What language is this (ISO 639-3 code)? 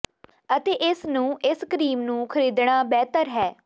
pan